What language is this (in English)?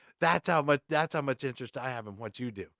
English